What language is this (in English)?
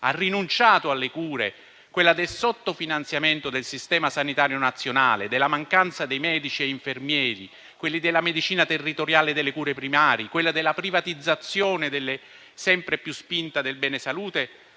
Italian